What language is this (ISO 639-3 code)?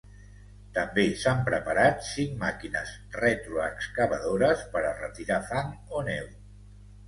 cat